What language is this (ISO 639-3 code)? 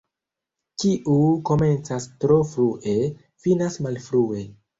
epo